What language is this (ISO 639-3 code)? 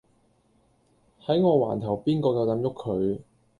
yue